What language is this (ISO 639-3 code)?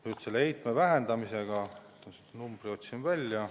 est